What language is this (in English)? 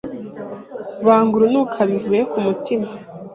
Kinyarwanda